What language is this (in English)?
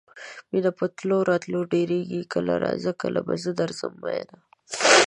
Pashto